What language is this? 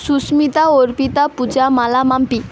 Bangla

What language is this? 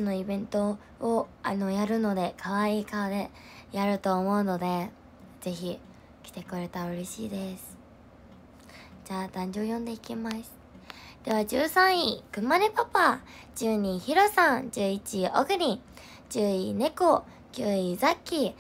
Japanese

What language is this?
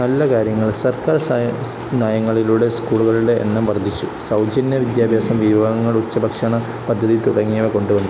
Malayalam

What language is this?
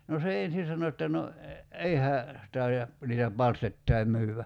Finnish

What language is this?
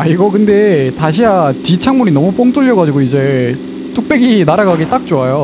Korean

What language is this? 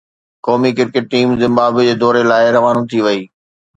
Sindhi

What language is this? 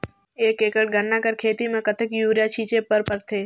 Chhattisgarhi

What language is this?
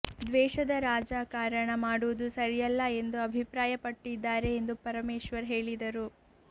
Kannada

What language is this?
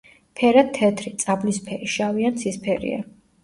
Georgian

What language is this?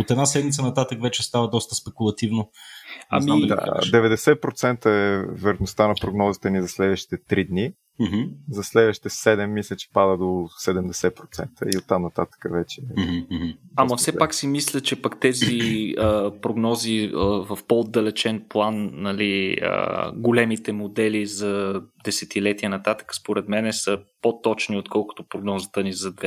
Bulgarian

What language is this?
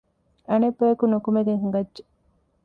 Divehi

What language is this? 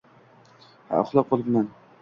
Uzbek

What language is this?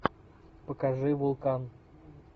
Russian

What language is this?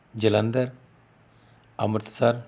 Punjabi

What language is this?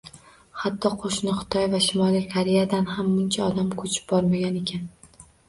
Uzbek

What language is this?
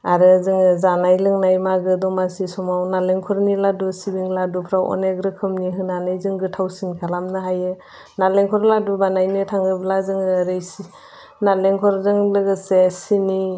Bodo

